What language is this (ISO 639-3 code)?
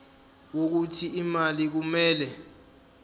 zul